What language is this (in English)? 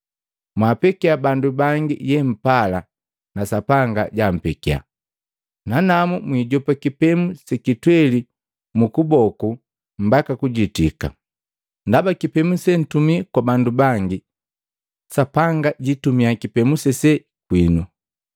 Matengo